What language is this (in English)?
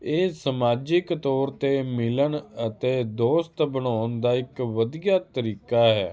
Punjabi